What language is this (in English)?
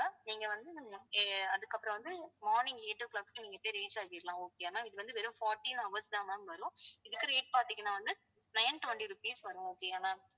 Tamil